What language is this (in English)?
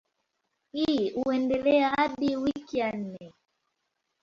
Swahili